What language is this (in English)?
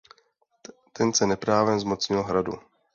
Czech